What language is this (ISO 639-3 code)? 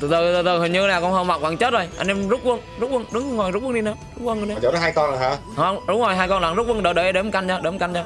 vie